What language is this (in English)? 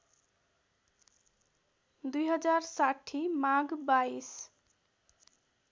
Nepali